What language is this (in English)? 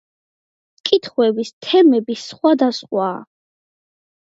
Georgian